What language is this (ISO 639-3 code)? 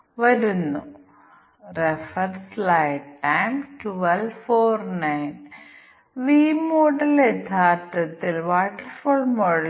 mal